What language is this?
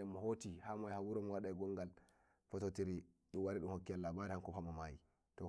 Nigerian Fulfulde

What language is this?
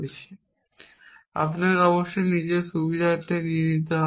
Bangla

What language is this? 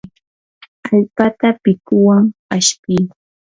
Yanahuanca Pasco Quechua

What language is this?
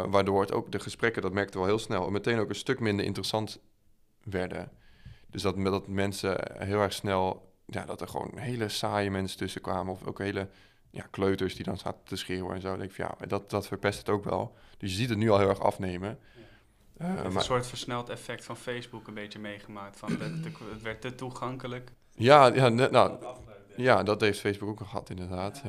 Dutch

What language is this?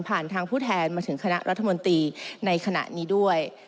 Thai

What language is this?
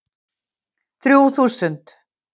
Icelandic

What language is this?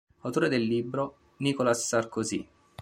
Italian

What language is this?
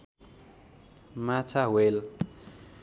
Nepali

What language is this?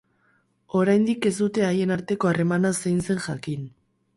Basque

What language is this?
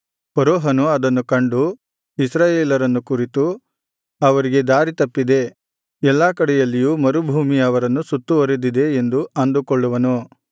Kannada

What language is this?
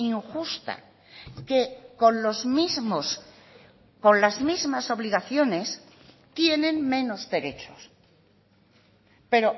Spanish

